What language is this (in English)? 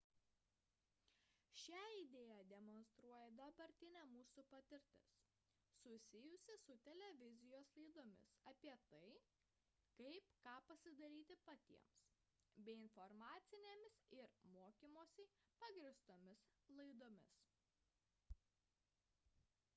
Lithuanian